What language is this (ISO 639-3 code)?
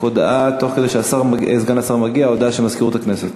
heb